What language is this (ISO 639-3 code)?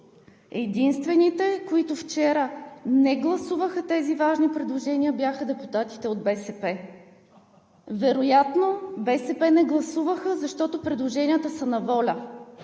bul